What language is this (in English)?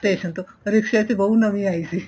Punjabi